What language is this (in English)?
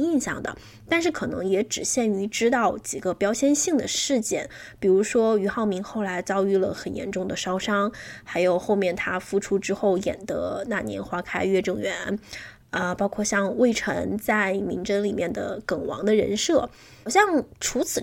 Chinese